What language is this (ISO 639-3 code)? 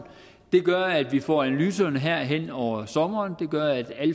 dan